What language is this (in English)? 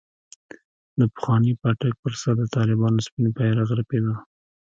Pashto